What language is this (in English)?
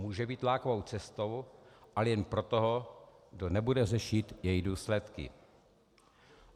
Czech